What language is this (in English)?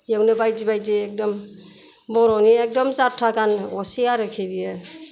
Bodo